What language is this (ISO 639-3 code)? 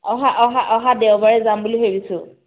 asm